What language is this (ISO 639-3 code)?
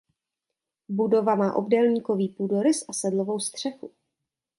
ces